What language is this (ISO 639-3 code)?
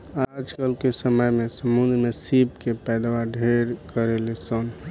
bho